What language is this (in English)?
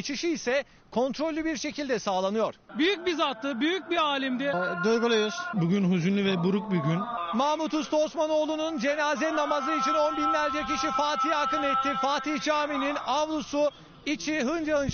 Turkish